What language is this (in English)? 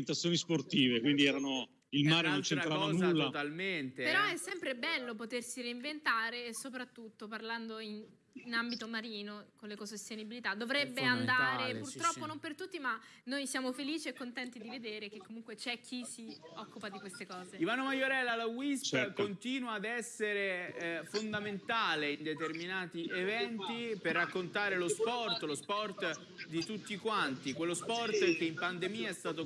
Italian